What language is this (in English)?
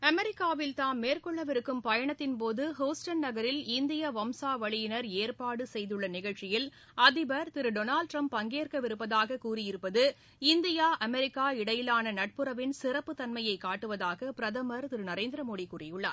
Tamil